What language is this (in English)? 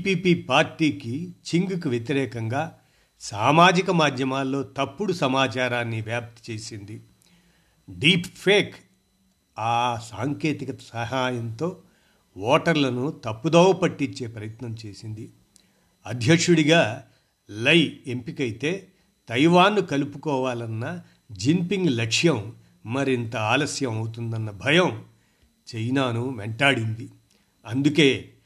Telugu